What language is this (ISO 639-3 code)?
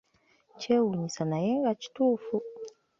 lug